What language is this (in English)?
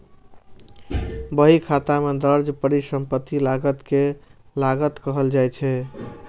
Maithili